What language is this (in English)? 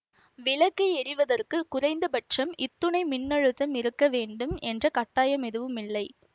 Tamil